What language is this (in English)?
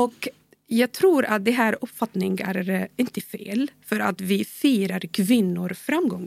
Swedish